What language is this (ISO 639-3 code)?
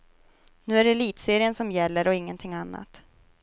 swe